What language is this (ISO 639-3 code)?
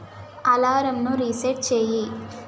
tel